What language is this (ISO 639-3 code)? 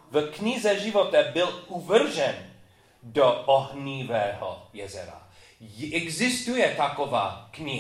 ces